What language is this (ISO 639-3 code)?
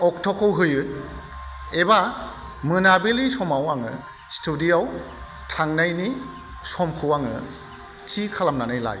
brx